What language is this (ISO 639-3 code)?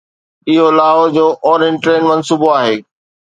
snd